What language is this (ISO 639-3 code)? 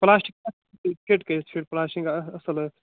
kas